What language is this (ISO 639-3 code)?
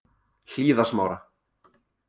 isl